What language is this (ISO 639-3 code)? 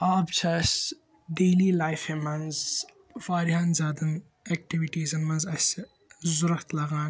kas